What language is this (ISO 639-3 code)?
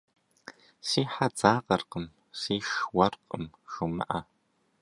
kbd